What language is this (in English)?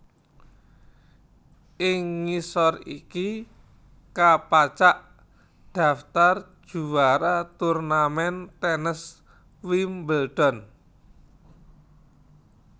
Javanese